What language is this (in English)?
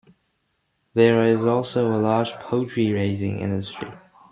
English